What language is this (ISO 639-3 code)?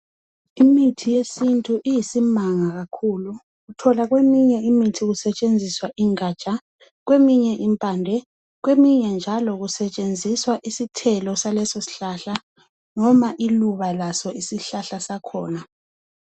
nde